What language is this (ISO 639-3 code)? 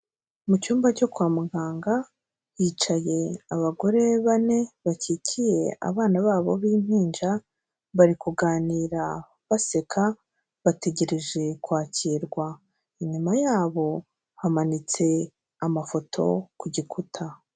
kin